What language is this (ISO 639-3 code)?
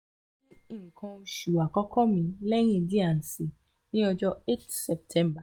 yor